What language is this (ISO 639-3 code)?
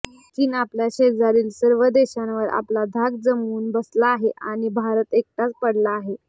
mar